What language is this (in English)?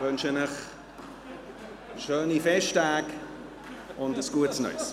Swiss German